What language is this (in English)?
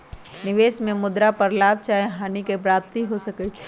Magahi